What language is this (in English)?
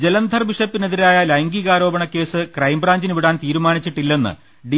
Malayalam